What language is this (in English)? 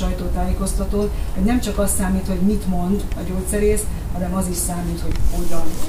Hungarian